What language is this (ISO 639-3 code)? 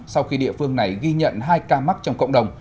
vie